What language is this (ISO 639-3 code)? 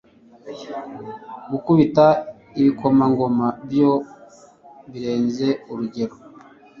kin